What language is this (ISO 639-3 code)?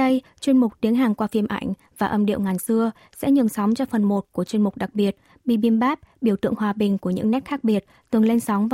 vie